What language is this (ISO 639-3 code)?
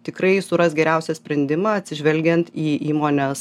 lit